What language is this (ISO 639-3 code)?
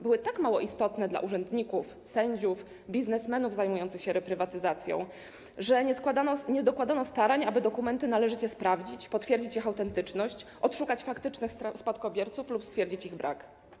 pol